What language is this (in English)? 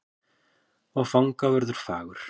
Icelandic